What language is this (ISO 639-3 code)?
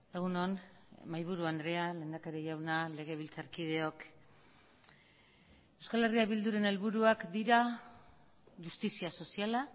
eus